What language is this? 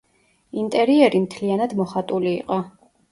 Georgian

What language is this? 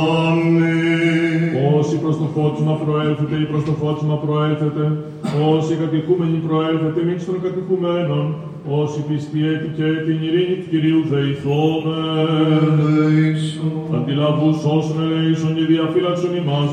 Greek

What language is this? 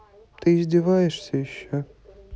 Russian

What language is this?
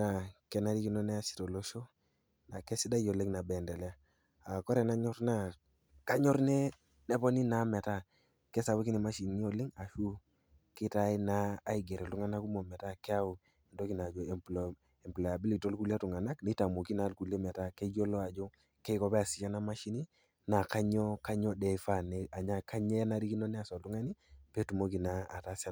Masai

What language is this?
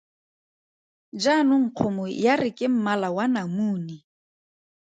Tswana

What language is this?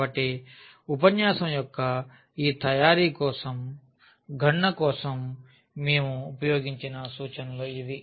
Telugu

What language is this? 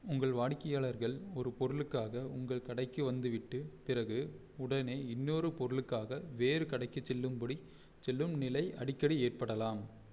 Tamil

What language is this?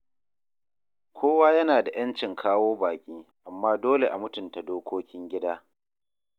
Hausa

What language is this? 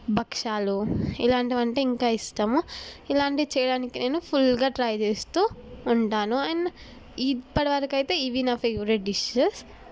Telugu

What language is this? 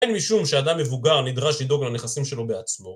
Hebrew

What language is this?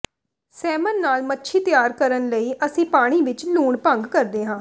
Punjabi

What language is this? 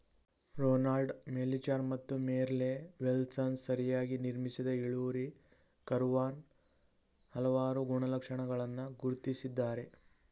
Kannada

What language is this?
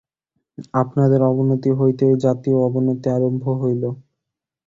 Bangla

